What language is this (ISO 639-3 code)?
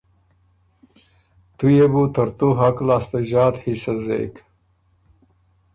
oru